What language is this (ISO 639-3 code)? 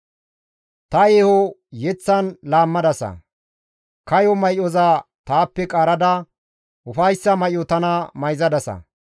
gmv